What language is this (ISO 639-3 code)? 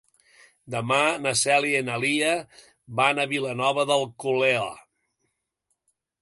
cat